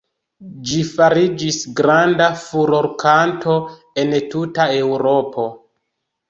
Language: Esperanto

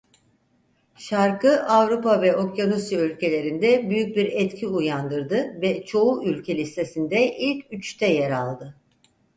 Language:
Turkish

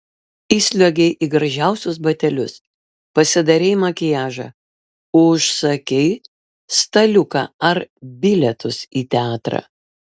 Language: Lithuanian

